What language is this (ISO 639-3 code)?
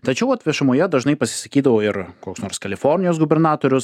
lit